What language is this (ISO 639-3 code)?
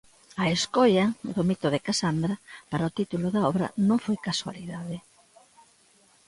glg